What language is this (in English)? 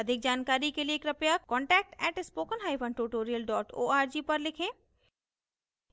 Hindi